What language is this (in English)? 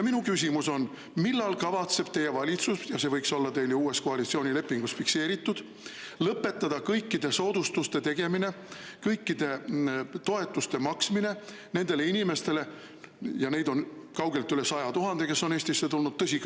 Estonian